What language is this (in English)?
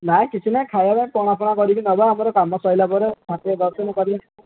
Odia